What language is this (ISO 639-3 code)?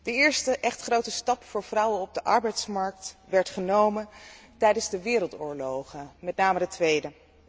nld